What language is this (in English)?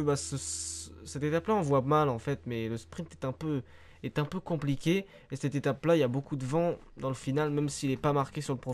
French